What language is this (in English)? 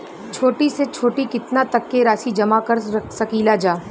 Bhojpuri